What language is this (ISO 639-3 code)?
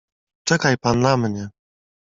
pol